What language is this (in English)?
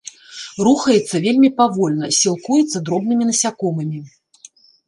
Belarusian